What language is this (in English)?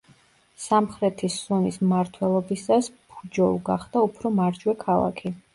Georgian